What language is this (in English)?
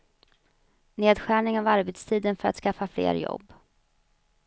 Swedish